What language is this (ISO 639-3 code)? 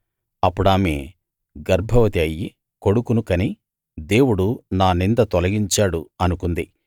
tel